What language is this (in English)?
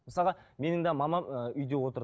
Kazakh